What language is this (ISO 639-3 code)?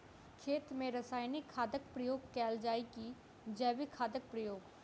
mai